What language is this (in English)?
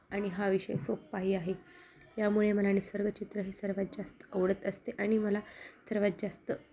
Marathi